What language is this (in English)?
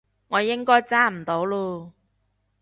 Cantonese